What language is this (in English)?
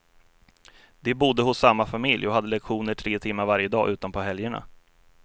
Swedish